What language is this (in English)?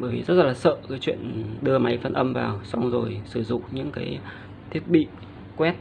Vietnamese